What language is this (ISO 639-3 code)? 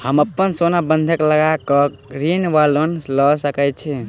mai